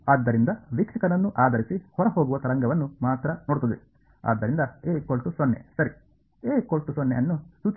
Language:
Kannada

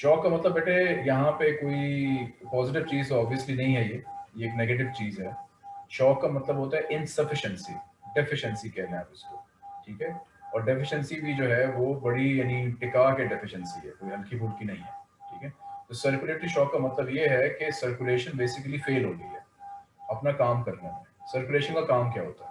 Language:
Hindi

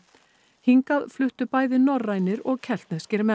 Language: Icelandic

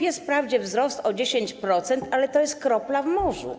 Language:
Polish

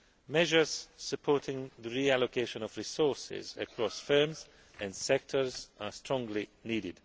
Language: English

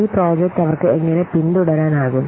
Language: Malayalam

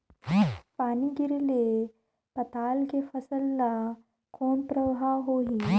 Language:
Chhattisgarhi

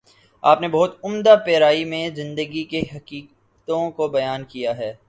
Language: Urdu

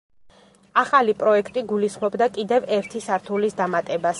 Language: Georgian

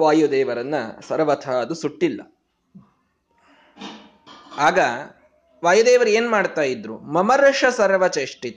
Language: Kannada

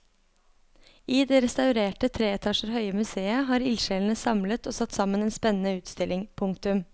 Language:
Norwegian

